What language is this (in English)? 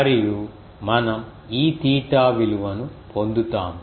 Telugu